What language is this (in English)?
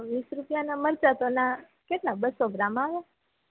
Gujarati